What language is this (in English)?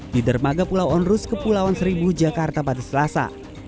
Indonesian